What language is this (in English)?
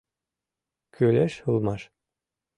Mari